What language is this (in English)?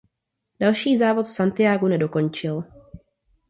Czech